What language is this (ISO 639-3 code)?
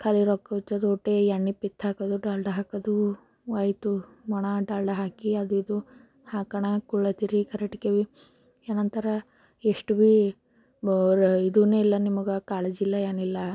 kan